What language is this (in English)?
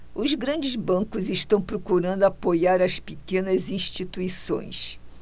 Portuguese